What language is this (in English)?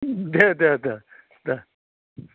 Bodo